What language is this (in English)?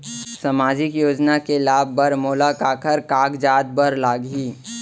Chhattisgarhi